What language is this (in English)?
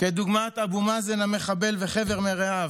Hebrew